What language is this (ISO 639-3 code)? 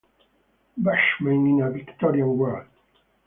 eng